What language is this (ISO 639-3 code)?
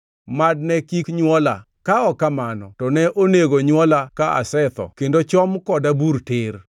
luo